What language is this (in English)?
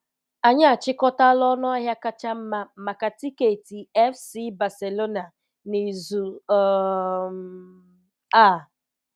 Igbo